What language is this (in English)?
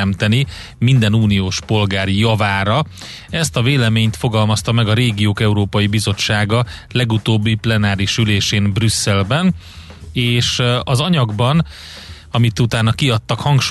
Hungarian